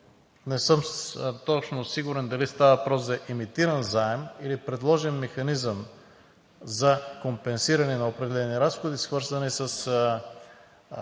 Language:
Bulgarian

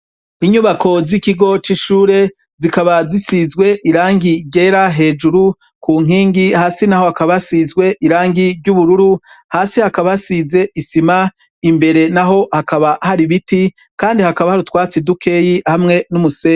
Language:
Rundi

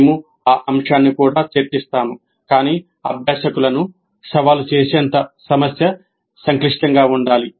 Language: Telugu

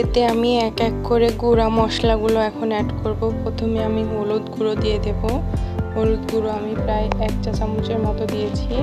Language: Turkish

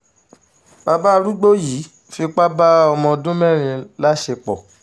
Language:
Yoruba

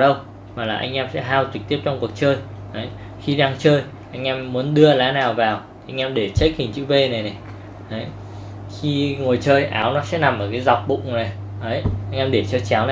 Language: Vietnamese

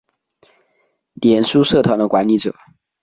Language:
Chinese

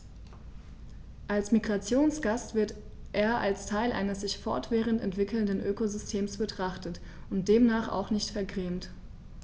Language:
German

